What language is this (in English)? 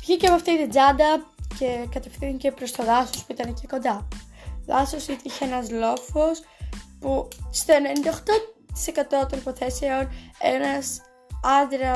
Greek